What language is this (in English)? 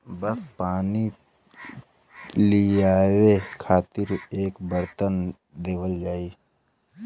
Bhojpuri